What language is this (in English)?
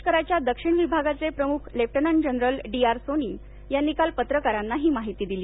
Marathi